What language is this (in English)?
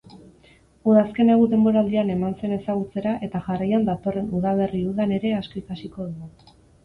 Basque